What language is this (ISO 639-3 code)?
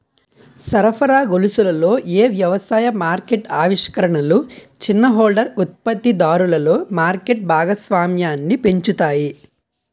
tel